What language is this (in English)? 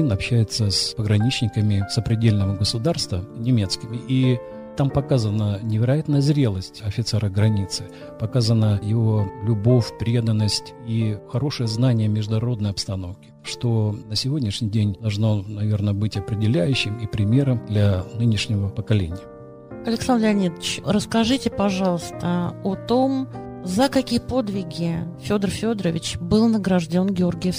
Russian